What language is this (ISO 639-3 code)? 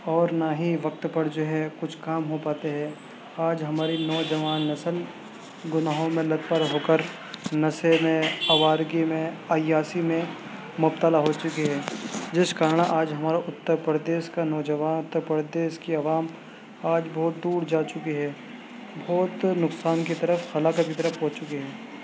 urd